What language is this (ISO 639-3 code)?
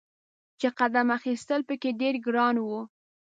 pus